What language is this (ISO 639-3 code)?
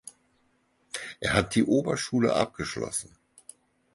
deu